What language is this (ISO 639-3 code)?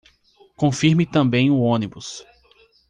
por